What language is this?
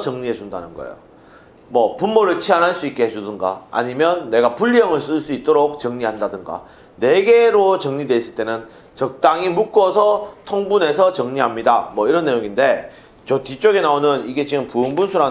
Korean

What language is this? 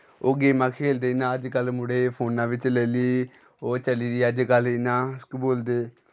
Dogri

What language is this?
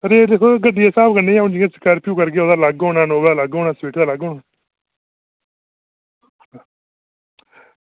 Dogri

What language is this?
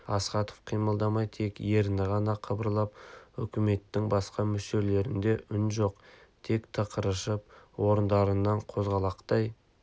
Kazakh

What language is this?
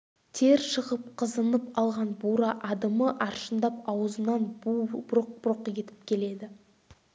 Kazakh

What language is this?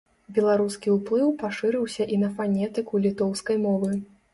Belarusian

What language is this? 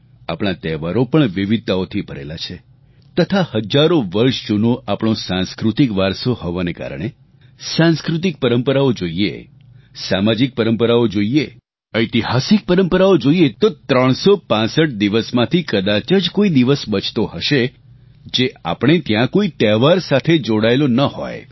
Gujarati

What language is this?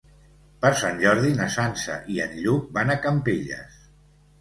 Catalan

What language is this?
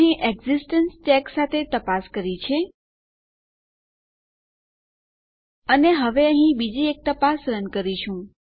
Gujarati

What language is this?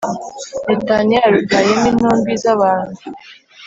Kinyarwanda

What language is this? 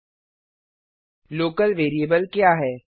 Hindi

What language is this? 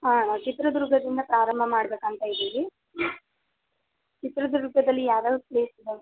Kannada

